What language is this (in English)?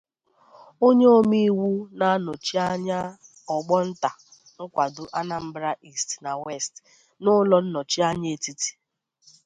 Igbo